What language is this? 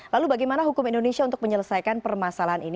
Indonesian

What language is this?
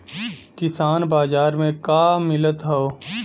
Bhojpuri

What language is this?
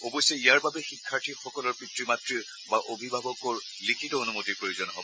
Assamese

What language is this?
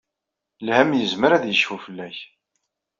Kabyle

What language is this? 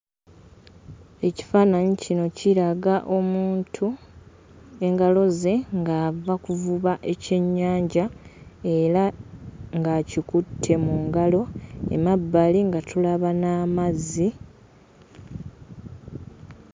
Ganda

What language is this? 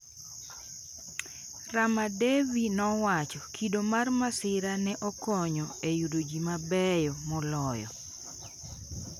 Luo (Kenya and Tanzania)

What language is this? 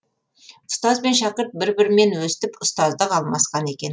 Kazakh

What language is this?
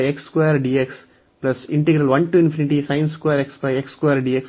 Kannada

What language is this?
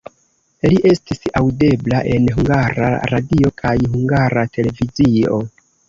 Esperanto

